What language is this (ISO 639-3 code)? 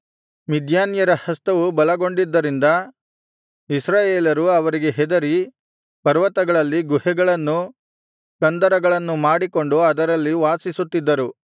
kan